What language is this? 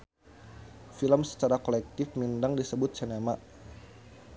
Sundanese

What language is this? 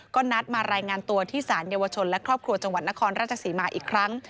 Thai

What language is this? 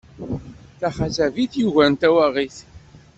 Kabyle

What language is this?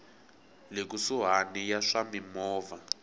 Tsonga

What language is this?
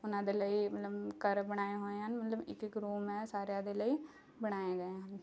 Punjabi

